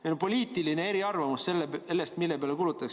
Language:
Estonian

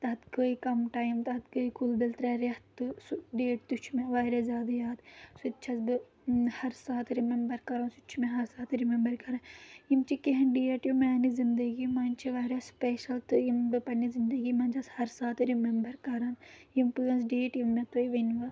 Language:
Kashmiri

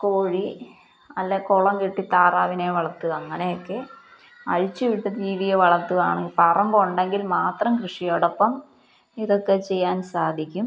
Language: Malayalam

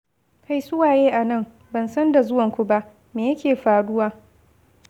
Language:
Hausa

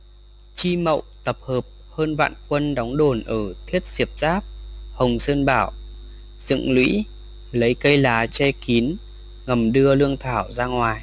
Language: Vietnamese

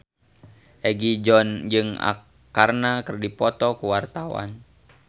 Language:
Sundanese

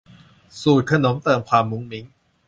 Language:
Thai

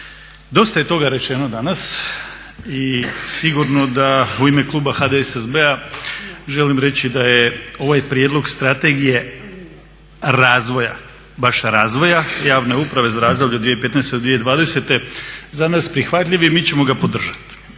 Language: Croatian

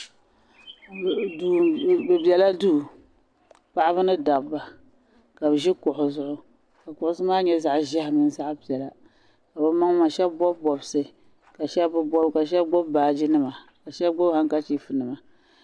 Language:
Dagbani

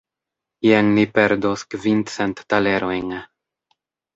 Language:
Esperanto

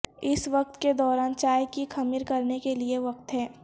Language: Urdu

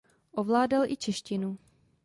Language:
Czech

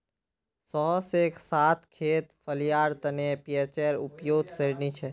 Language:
Magahi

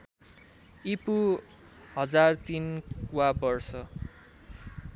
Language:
Nepali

